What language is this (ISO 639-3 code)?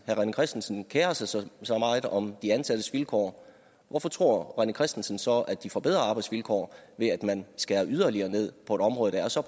dan